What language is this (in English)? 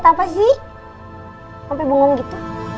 Indonesian